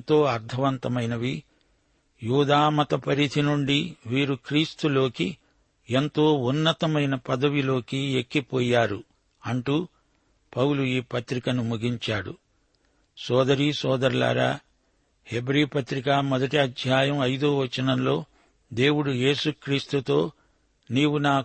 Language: Telugu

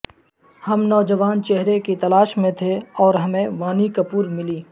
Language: Urdu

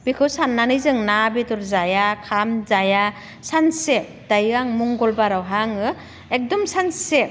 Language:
Bodo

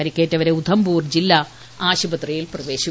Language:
Malayalam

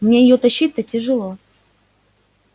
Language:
Russian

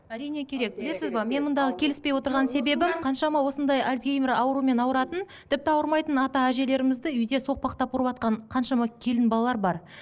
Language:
Kazakh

